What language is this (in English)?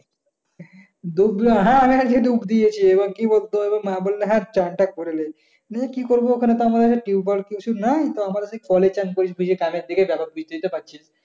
Bangla